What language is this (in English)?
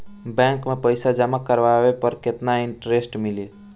Bhojpuri